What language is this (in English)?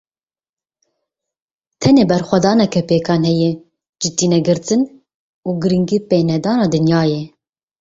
Kurdish